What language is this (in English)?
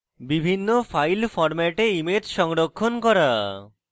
Bangla